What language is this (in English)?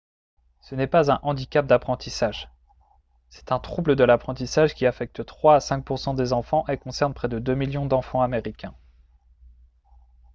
French